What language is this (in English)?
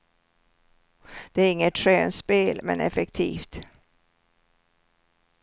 Swedish